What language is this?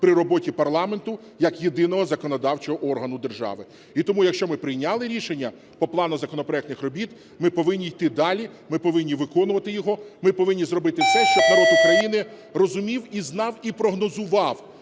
Ukrainian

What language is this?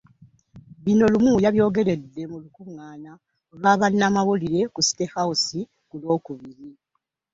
Ganda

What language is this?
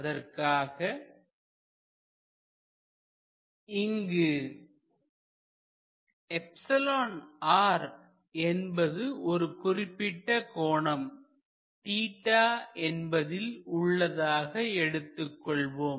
Tamil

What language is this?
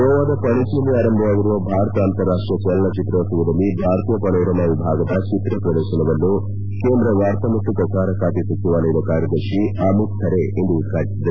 Kannada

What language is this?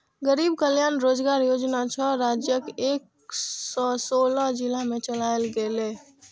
Maithili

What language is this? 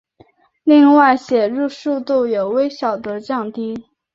Chinese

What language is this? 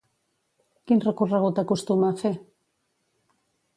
Catalan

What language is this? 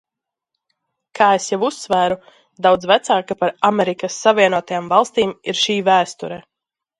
Latvian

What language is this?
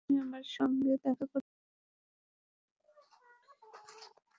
Bangla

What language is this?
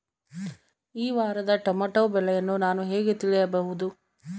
Kannada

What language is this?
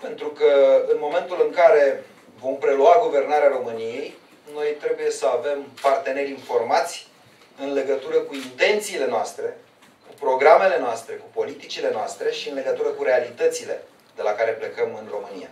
Romanian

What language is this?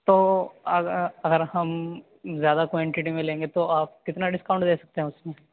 Urdu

